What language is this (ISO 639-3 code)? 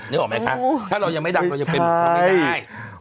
tha